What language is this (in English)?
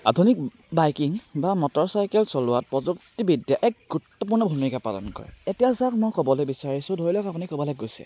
Assamese